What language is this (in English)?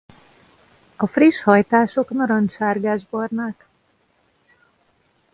Hungarian